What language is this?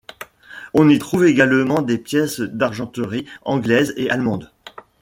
French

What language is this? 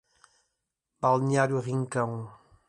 Portuguese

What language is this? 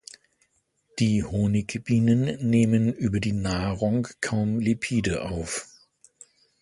German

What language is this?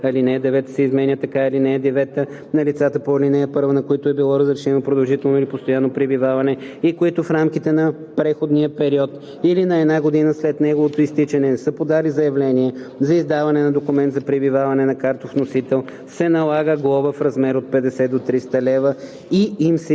Bulgarian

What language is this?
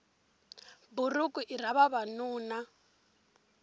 Tsonga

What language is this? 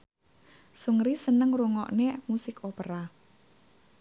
Javanese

